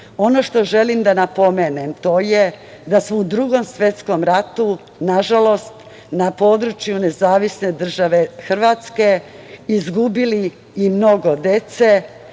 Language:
Serbian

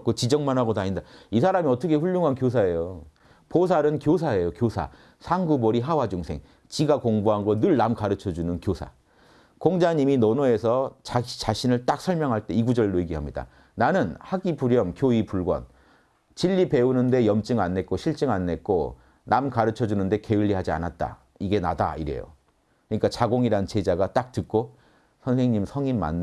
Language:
Korean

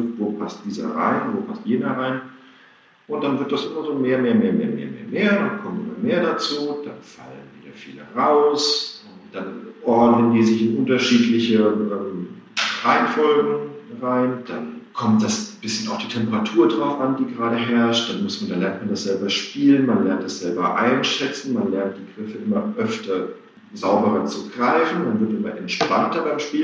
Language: German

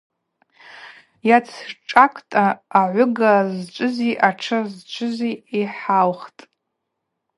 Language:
Abaza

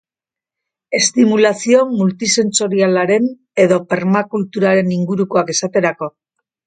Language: Basque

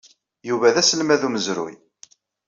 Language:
Kabyle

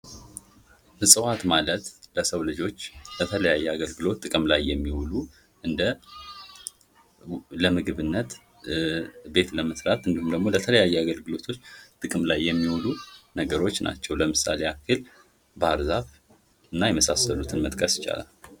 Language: Amharic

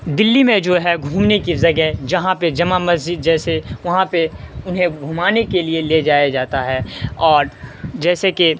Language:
Urdu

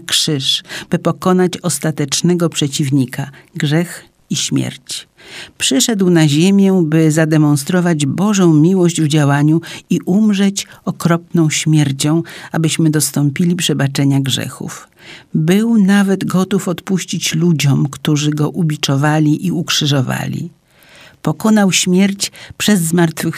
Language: Polish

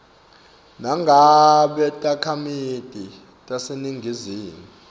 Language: Swati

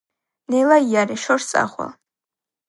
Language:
Georgian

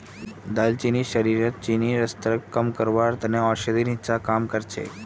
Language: Magahi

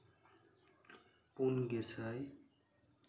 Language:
Santali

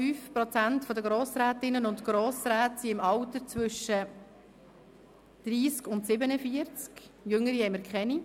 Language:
Swiss German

